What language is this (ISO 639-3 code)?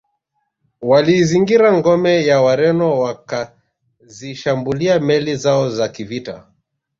swa